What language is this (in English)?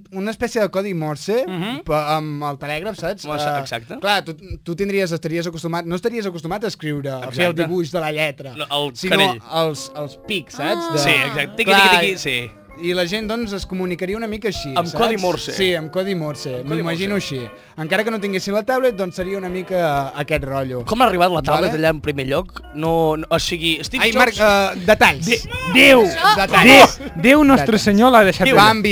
Spanish